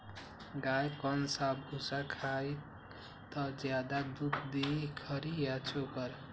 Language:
Magahi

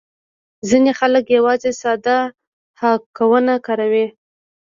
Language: Pashto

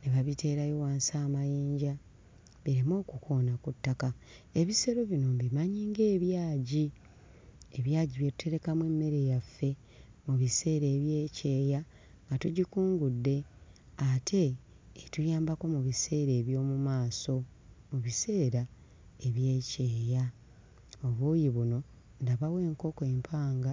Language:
Ganda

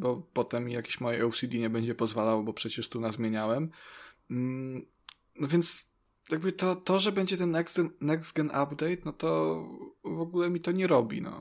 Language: Polish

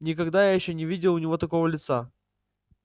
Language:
Russian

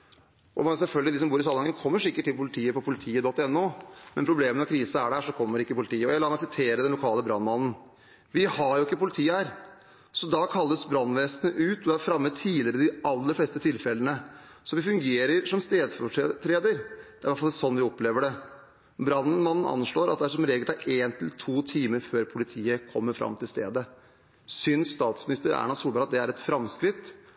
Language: Norwegian Bokmål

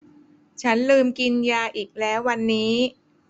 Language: Thai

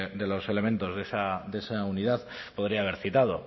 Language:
Spanish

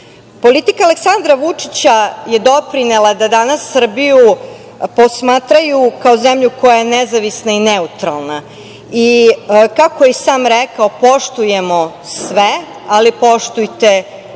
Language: Serbian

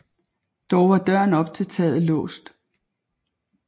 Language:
Danish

